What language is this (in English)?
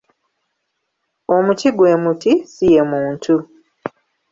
Ganda